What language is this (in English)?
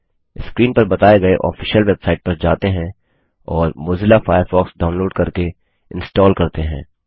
Hindi